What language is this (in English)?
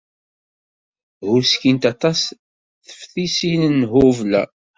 Kabyle